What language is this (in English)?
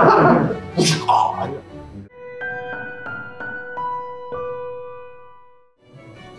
Korean